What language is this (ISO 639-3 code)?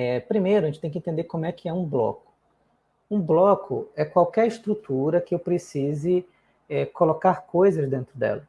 por